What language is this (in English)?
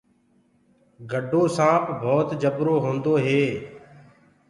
Gurgula